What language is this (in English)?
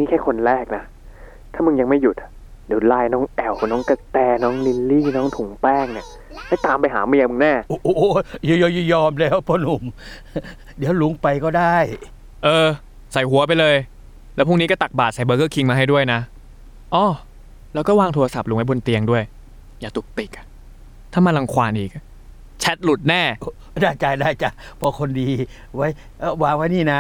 Thai